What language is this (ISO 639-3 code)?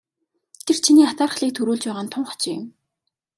mon